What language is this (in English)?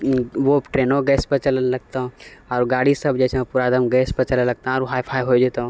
Maithili